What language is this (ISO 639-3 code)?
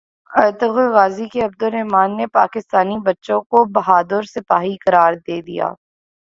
urd